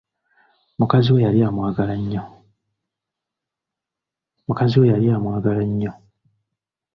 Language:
Ganda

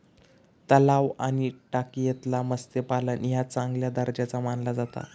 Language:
Marathi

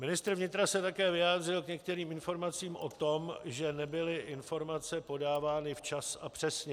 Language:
Czech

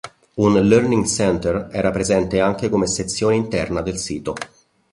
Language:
Italian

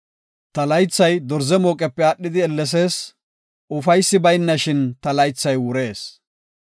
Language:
Gofa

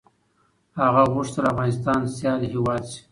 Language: Pashto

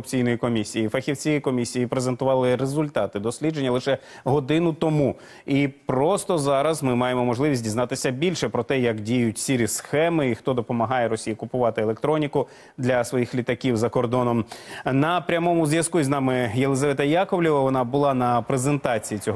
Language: Ukrainian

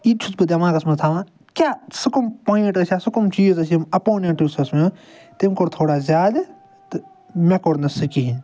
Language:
Kashmiri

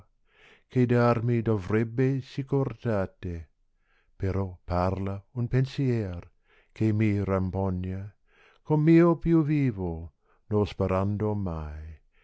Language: Italian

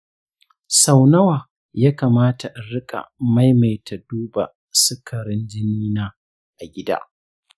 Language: Hausa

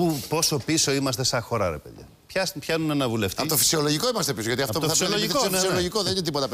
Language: Greek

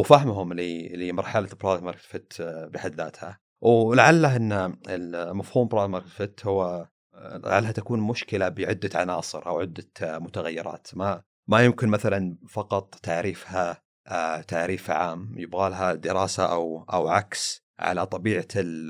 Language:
Arabic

